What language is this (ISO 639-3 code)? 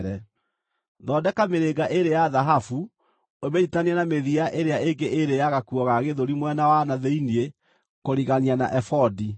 kik